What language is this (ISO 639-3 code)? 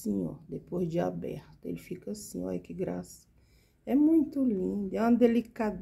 por